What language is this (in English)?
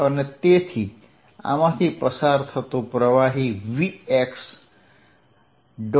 Gujarati